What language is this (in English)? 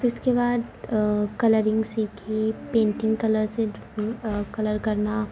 Urdu